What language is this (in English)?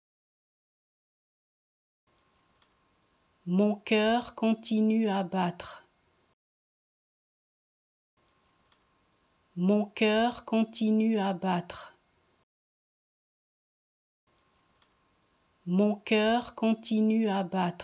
French